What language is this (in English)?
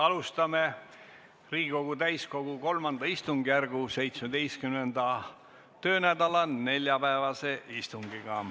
Estonian